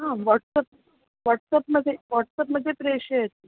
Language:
Sanskrit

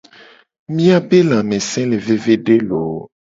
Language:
Gen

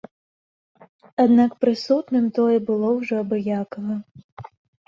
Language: Belarusian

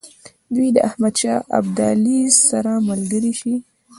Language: Pashto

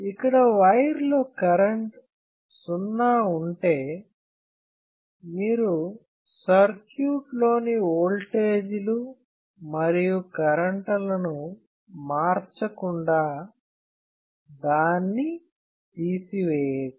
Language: Telugu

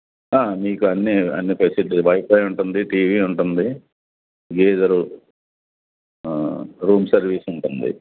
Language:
Telugu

